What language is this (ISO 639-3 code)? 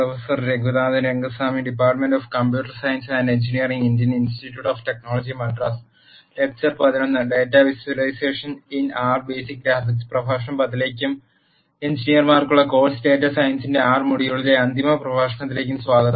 mal